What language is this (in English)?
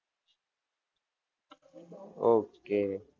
Gujarati